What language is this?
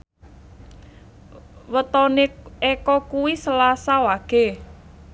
Javanese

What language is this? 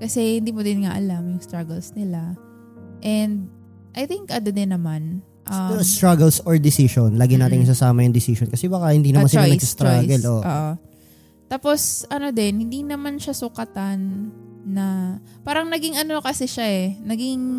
Filipino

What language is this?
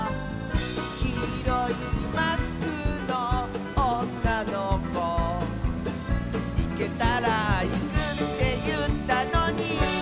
Japanese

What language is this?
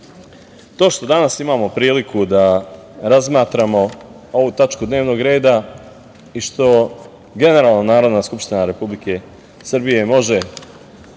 Serbian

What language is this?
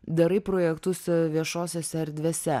Lithuanian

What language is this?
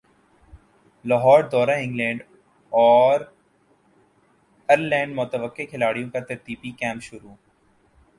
Urdu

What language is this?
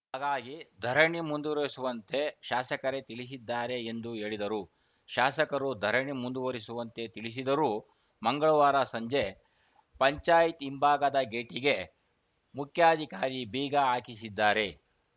Kannada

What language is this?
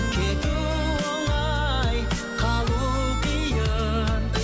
Kazakh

